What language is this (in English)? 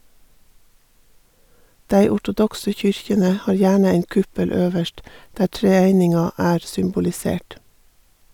Norwegian